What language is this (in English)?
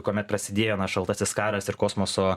Lithuanian